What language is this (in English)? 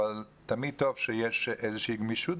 Hebrew